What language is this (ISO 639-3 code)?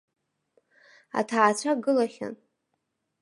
abk